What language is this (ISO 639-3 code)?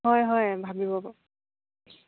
asm